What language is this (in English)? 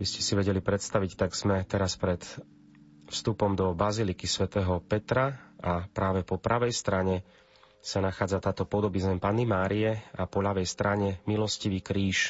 Slovak